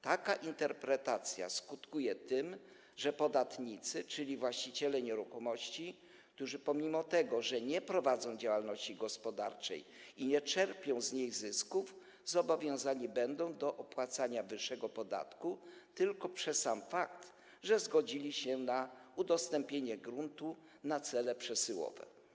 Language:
Polish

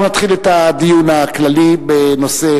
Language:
Hebrew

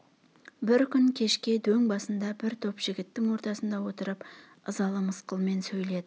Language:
Kazakh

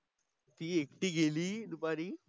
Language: Marathi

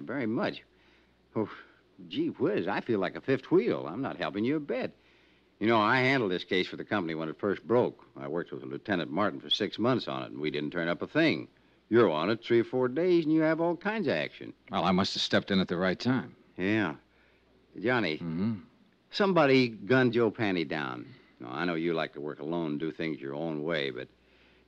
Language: English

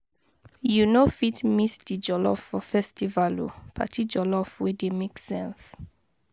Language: Nigerian Pidgin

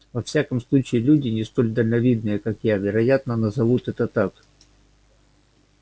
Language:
Russian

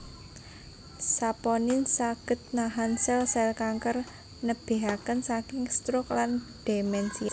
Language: Javanese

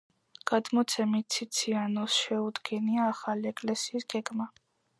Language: Georgian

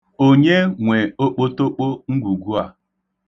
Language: Igbo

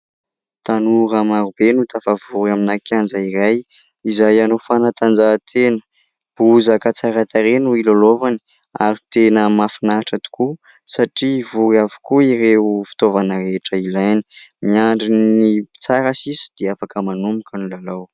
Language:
Malagasy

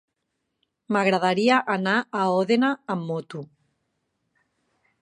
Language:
Catalan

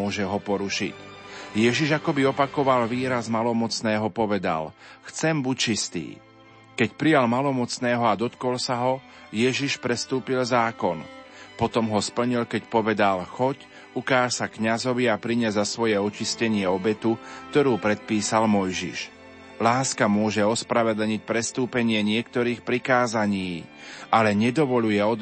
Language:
Slovak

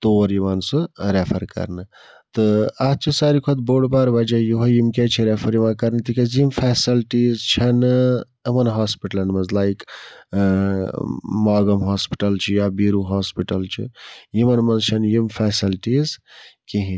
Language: Kashmiri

